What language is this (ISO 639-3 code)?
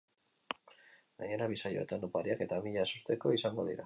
eus